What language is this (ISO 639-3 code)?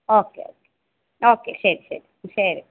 mal